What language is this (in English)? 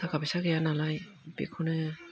Bodo